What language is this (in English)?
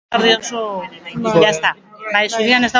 Basque